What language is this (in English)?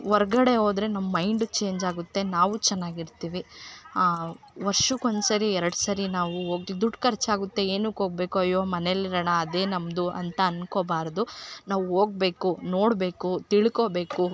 Kannada